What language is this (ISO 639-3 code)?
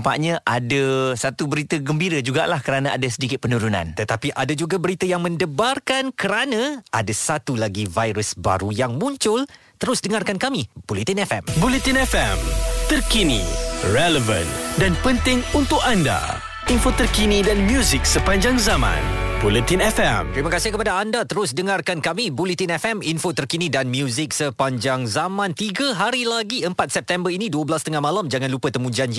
msa